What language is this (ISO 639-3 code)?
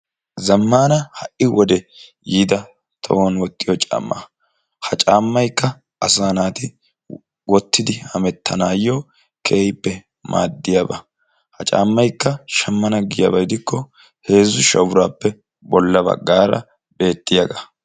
wal